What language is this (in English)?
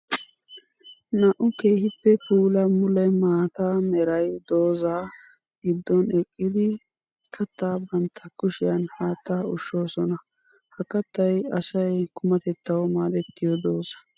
Wolaytta